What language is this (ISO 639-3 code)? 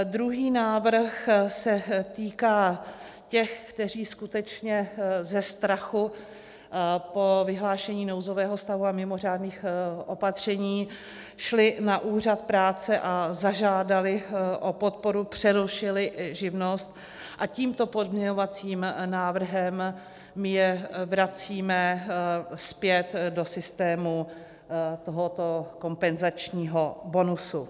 ces